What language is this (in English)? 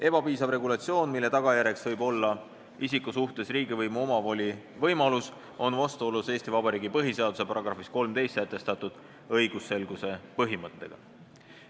Estonian